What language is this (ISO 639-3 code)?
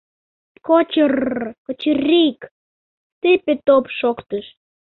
chm